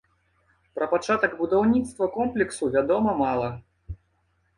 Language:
Belarusian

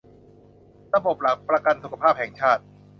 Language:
Thai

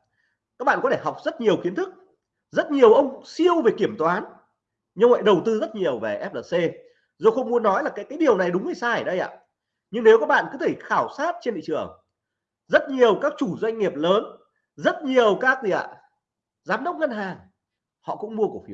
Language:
Vietnamese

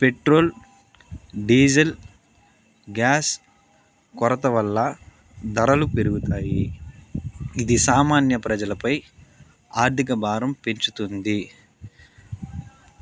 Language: Telugu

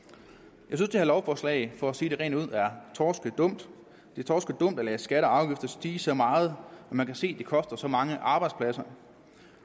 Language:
Danish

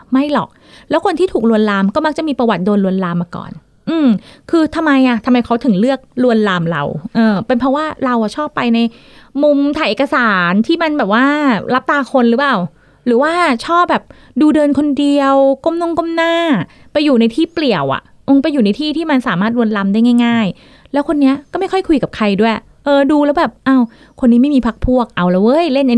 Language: Thai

